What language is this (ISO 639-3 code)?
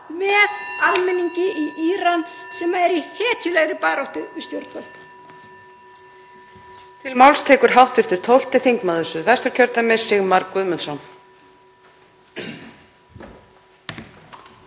isl